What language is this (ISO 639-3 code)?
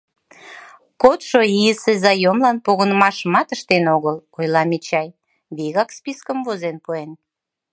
chm